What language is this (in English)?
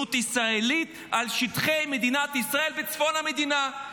Hebrew